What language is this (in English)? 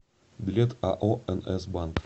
Russian